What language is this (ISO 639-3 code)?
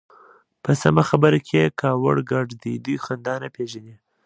pus